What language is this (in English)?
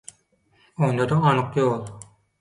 Turkmen